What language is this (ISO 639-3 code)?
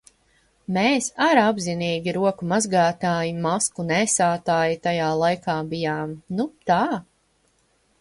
lav